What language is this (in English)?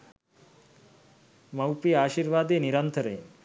Sinhala